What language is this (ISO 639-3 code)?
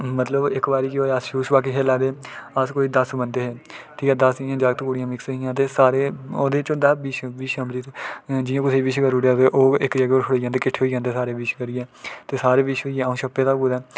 doi